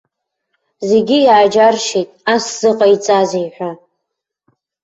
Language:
Abkhazian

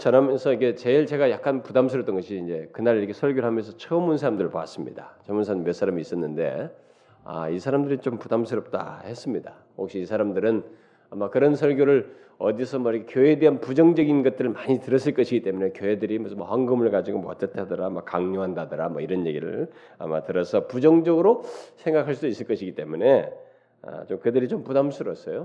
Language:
Korean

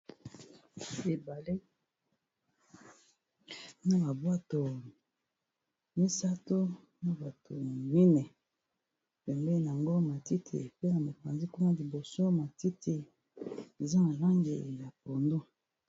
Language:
Lingala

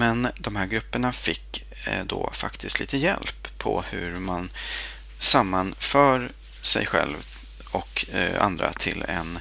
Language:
Swedish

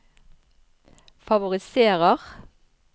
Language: Norwegian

